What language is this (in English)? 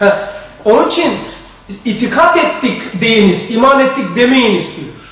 Turkish